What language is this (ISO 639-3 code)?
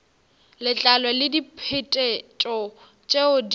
nso